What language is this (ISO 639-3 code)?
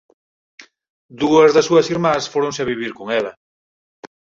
glg